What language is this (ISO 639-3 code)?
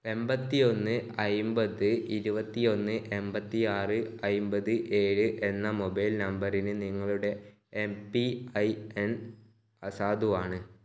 mal